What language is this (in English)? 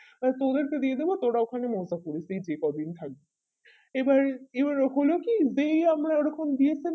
Bangla